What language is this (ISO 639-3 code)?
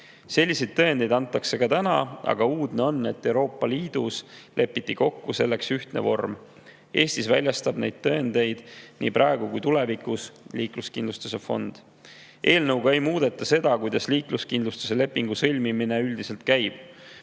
est